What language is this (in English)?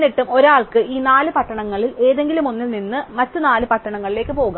Malayalam